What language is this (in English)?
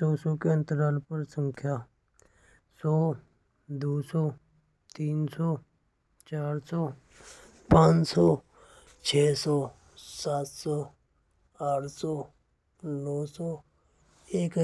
Braj